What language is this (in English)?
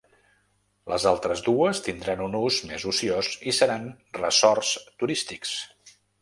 Catalan